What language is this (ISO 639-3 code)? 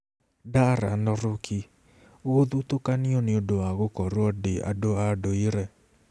kik